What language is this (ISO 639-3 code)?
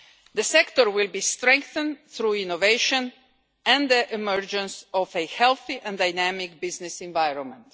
eng